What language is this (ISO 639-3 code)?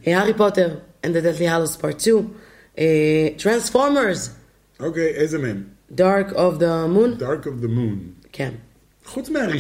heb